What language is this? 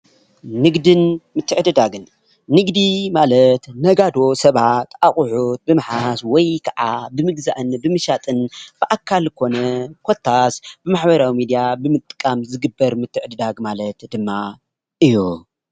Tigrinya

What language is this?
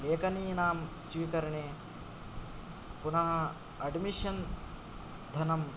Sanskrit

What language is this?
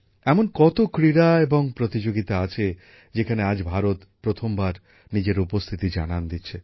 Bangla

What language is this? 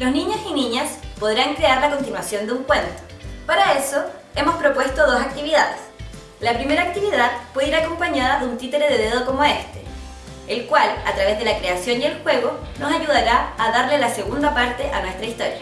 Spanish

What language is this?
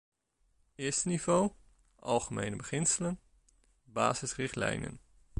Dutch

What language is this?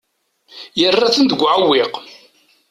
Kabyle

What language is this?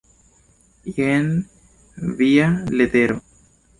Esperanto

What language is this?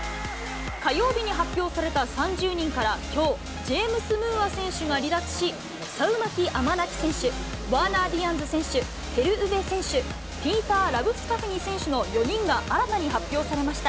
Japanese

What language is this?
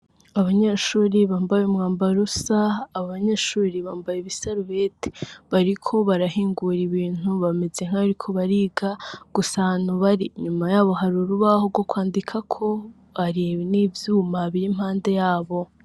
Rundi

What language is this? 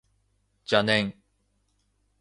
Japanese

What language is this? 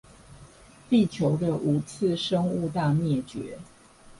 Chinese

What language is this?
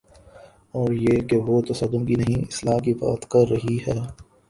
Urdu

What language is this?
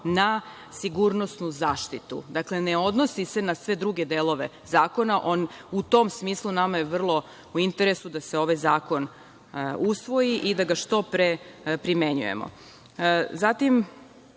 Serbian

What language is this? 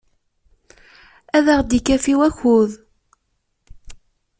Kabyle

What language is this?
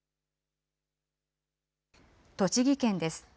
Japanese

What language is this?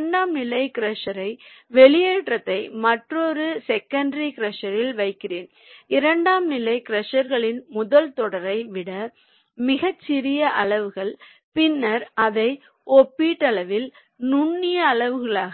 Tamil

